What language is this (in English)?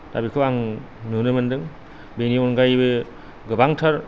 Bodo